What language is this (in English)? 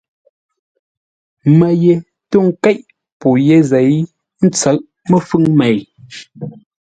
Ngombale